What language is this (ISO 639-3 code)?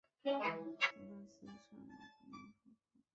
zho